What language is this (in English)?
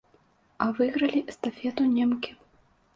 Belarusian